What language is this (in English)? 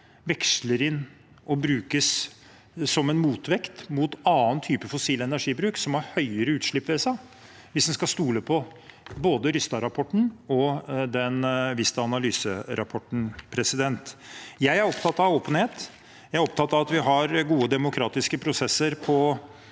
Norwegian